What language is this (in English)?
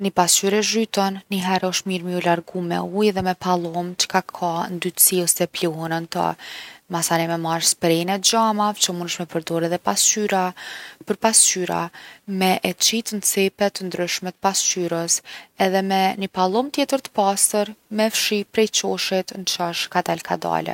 Gheg Albanian